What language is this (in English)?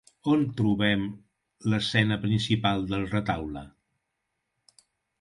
Catalan